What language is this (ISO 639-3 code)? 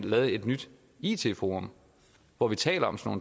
dan